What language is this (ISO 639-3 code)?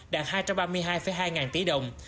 vie